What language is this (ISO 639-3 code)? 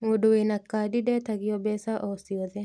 kik